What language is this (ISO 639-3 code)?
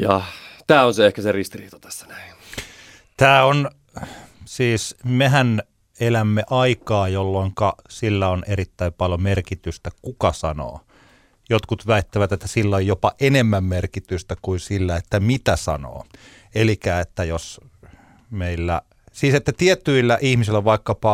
fin